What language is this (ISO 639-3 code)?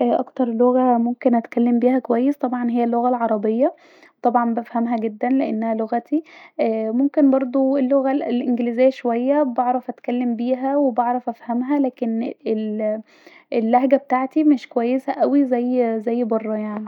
arz